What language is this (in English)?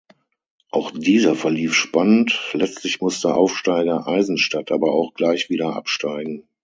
German